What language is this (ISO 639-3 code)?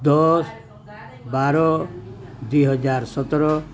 ori